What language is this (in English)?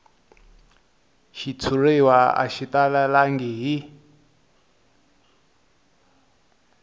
Tsonga